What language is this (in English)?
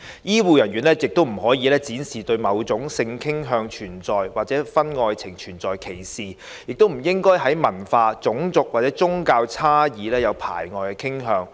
Cantonese